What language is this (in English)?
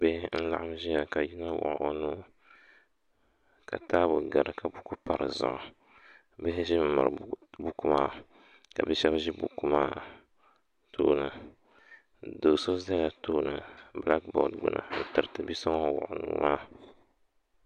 Dagbani